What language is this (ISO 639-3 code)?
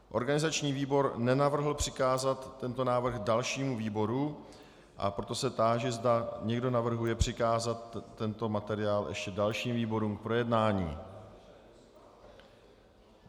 ces